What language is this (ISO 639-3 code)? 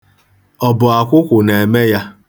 ibo